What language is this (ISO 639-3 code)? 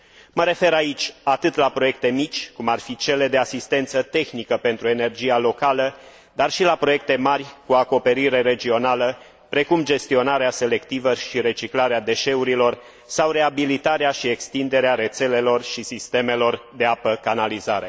ron